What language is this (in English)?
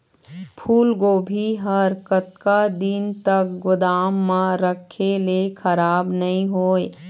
Chhattisgarhi